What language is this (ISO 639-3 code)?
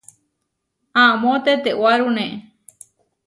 var